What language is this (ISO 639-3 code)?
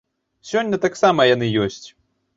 bel